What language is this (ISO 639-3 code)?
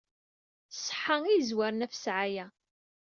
kab